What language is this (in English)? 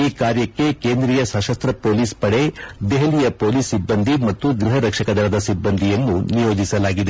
Kannada